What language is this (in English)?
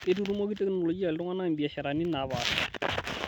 Masai